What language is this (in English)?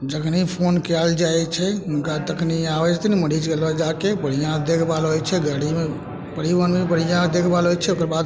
Maithili